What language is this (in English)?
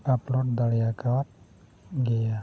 Santali